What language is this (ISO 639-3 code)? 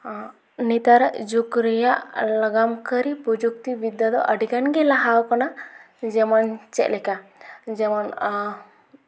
sat